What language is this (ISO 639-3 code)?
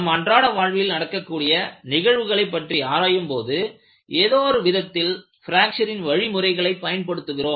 tam